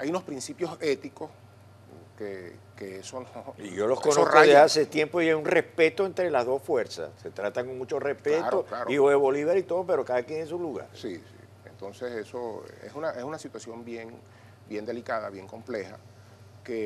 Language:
Spanish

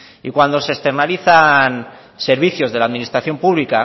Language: Spanish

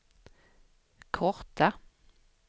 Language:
Swedish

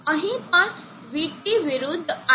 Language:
Gujarati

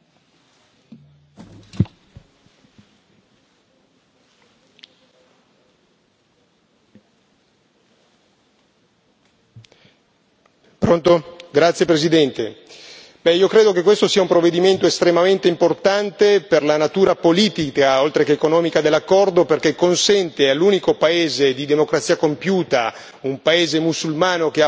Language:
Italian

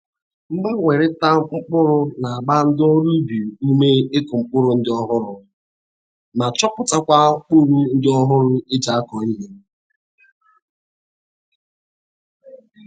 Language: Igbo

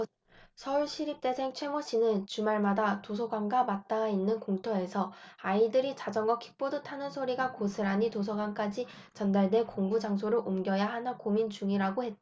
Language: Korean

